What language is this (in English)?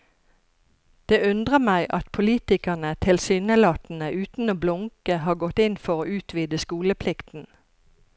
Norwegian